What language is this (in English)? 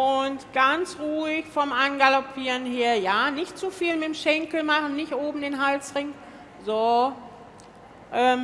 German